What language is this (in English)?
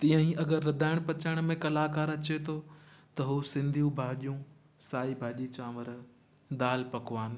Sindhi